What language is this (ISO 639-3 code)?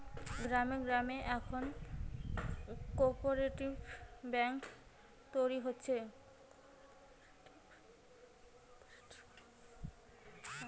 ben